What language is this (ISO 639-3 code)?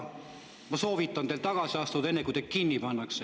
est